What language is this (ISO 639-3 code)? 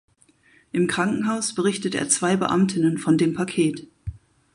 deu